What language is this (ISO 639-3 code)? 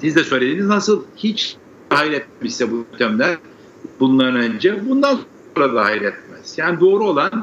tur